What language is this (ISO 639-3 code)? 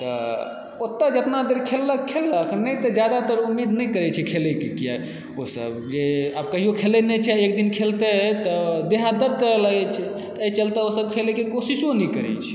mai